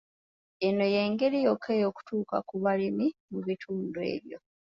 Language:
Ganda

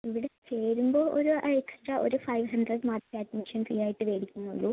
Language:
Malayalam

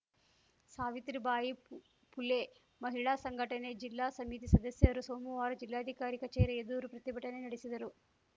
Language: Kannada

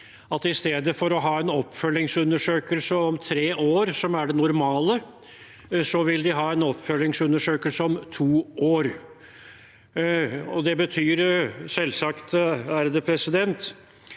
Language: Norwegian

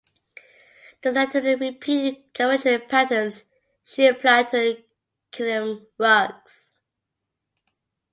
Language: English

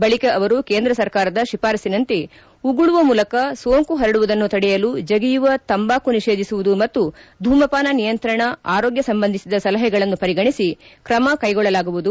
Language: Kannada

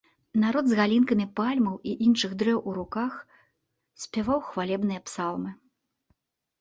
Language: Belarusian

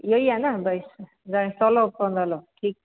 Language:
Sindhi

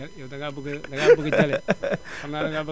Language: Wolof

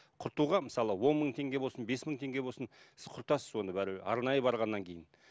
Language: Kazakh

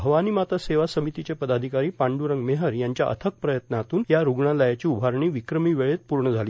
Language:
Marathi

